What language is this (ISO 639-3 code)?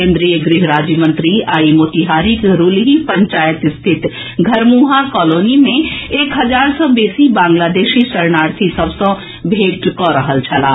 mai